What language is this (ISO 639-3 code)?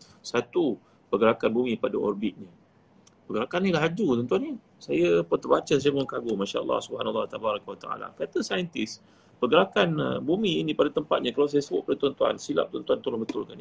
msa